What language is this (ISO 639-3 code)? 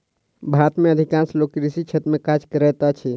mai